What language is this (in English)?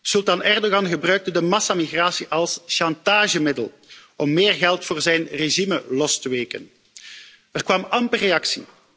Dutch